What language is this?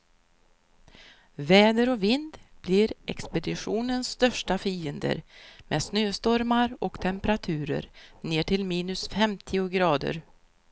Swedish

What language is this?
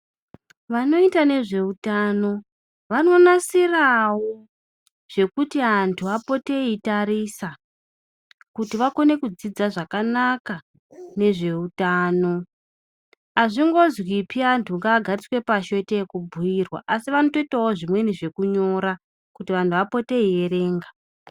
Ndau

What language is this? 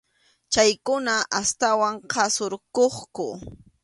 Arequipa-La Unión Quechua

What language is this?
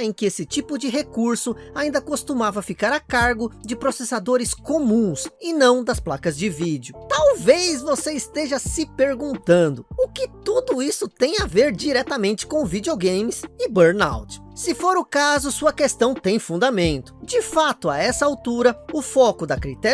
Portuguese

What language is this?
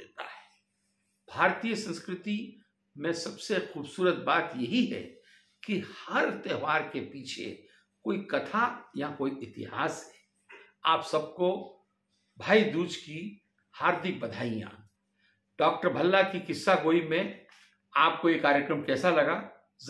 Hindi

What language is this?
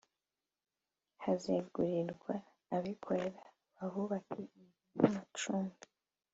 Kinyarwanda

